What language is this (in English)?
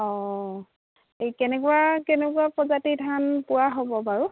Assamese